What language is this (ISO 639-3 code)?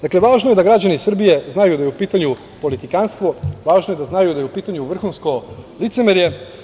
srp